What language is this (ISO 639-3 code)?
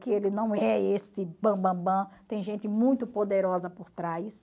por